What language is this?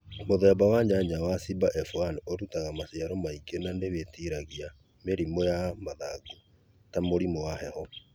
Kikuyu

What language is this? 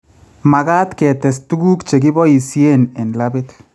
Kalenjin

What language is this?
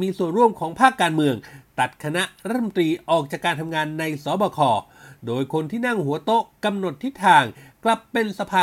Thai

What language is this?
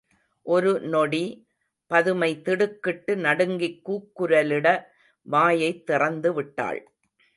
Tamil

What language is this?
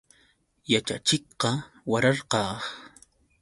Yauyos Quechua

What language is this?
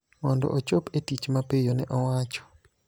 Luo (Kenya and Tanzania)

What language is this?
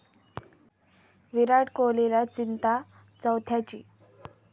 Marathi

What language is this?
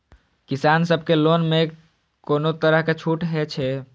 Maithili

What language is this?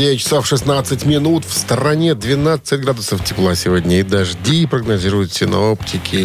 Russian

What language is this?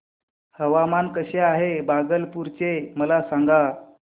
Marathi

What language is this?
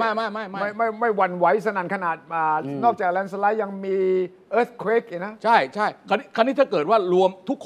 Thai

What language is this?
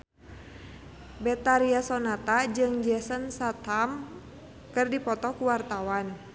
Sundanese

